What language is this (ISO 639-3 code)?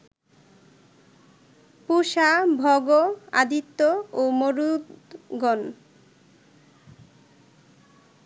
ben